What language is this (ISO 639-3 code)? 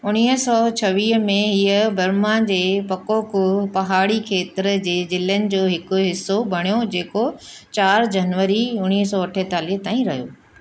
snd